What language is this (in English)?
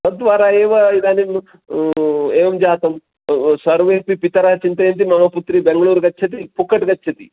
Sanskrit